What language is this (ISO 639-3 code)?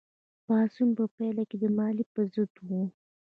pus